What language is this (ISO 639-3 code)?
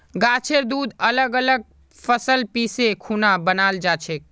mag